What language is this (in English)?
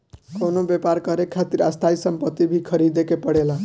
Bhojpuri